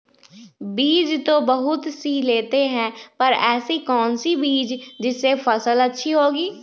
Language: Magahi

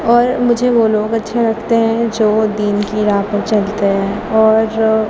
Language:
Urdu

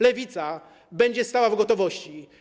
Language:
Polish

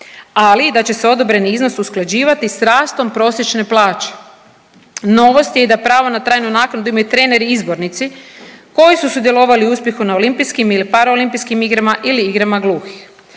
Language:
Croatian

